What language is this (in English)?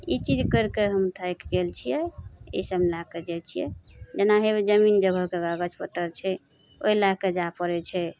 Maithili